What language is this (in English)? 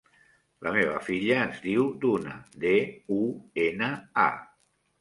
Catalan